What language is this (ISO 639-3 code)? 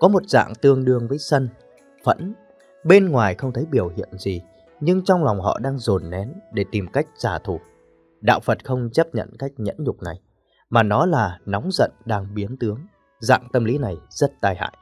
vie